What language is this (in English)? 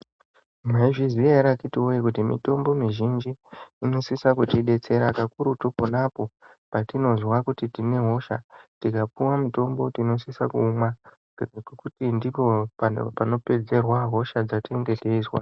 Ndau